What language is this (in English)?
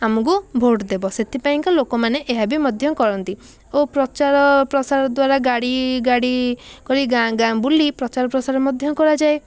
Odia